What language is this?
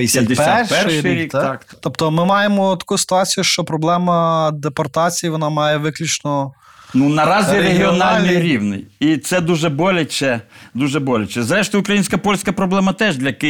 Ukrainian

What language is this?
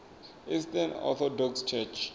Venda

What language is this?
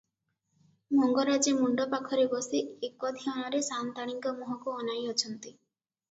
Odia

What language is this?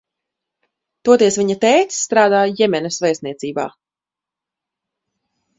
Latvian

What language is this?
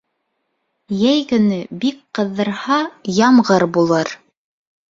Bashkir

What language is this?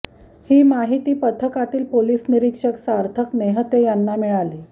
Marathi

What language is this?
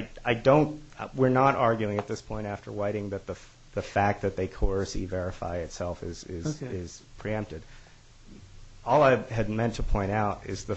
English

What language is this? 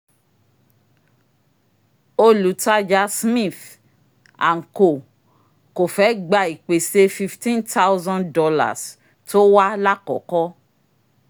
Yoruba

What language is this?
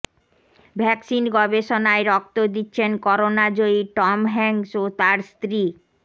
Bangla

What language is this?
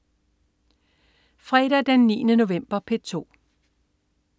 Danish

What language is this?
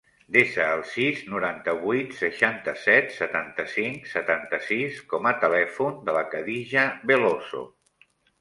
Catalan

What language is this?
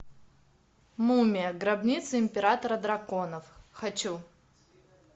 Russian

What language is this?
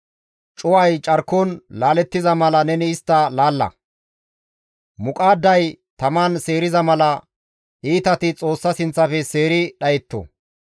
Gamo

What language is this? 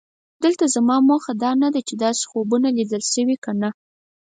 Pashto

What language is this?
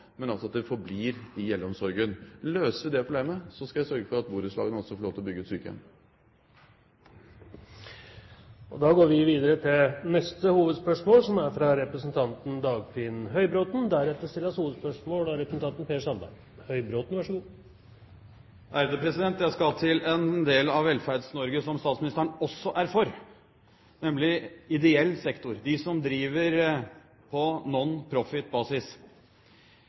Norwegian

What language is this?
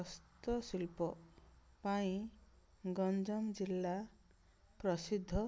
Odia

